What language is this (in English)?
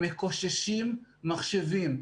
Hebrew